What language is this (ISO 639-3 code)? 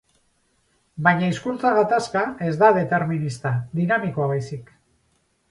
eus